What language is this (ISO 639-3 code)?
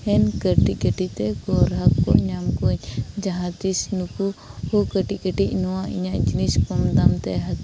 sat